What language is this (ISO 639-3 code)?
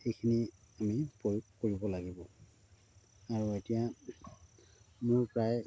asm